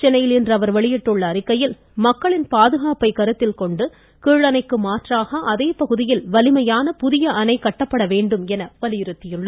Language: Tamil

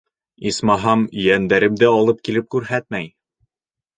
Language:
Bashkir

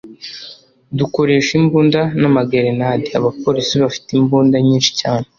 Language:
Kinyarwanda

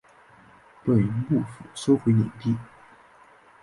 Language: Chinese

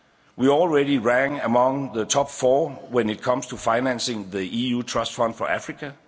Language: English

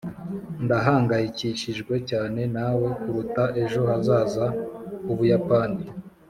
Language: Kinyarwanda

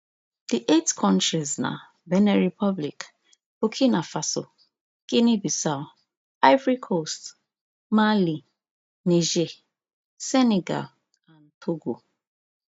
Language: Nigerian Pidgin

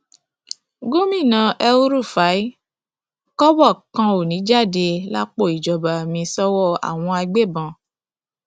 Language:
Yoruba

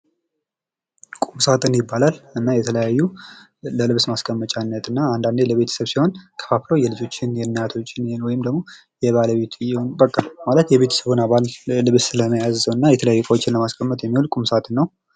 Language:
Amharic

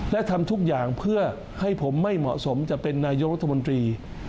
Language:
Thai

